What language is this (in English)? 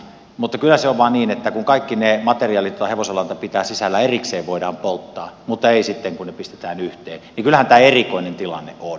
Finnish